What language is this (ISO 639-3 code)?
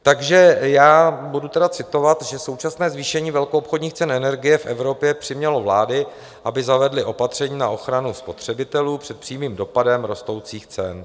ces